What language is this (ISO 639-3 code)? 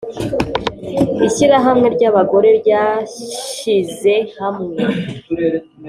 kin